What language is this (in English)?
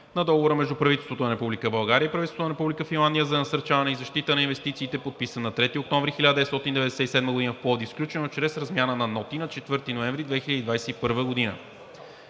Bulgarian